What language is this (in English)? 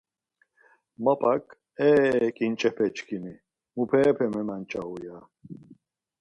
Laz